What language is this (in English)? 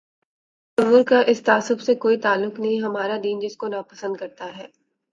Urdu